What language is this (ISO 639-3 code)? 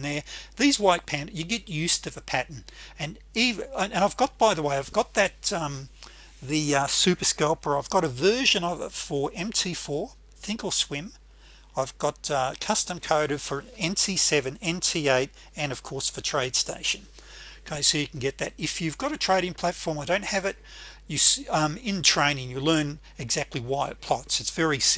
eng